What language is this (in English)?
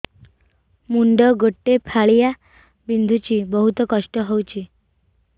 Odia